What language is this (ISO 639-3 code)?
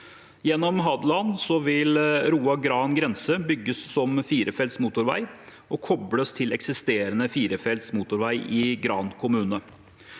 nor